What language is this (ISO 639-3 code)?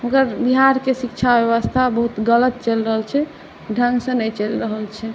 mai